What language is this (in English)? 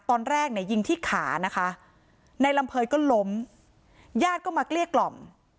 Thai